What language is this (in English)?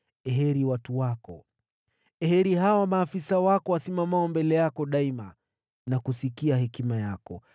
Swahili